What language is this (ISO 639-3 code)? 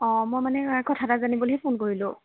asm